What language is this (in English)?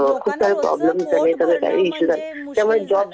Marathi